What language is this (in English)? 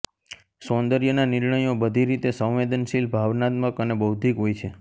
Gujarati